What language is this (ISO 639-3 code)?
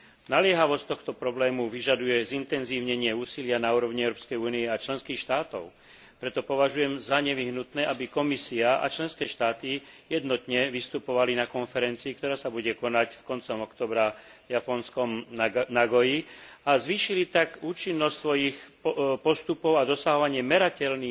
slk